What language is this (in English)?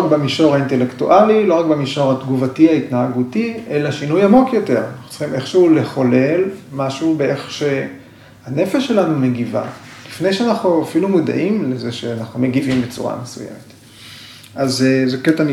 Hebrew